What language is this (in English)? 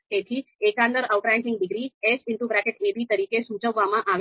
Gujarati